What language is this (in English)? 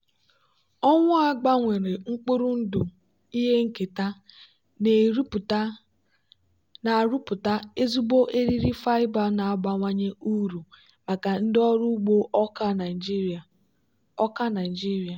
Igbo